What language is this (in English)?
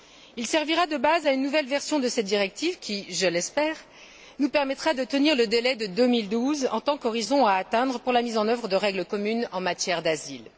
French